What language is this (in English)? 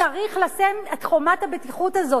Hebrew